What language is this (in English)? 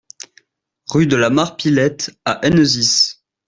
French